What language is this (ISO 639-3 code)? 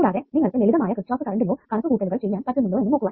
mal